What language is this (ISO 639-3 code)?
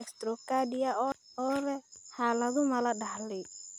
som